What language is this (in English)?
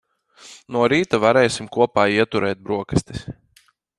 Latvian